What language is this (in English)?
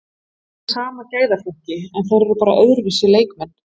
Icelandic